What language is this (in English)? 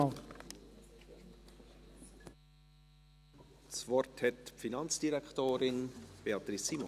Swiss German